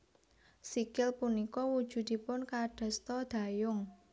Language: Javanese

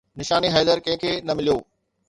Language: Sindhi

